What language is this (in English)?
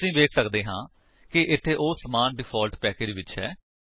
Punjabi